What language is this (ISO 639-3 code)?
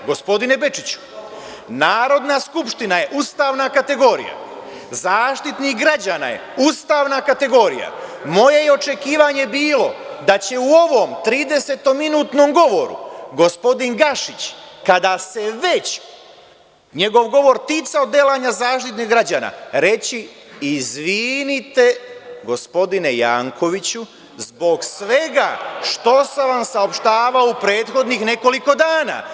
srp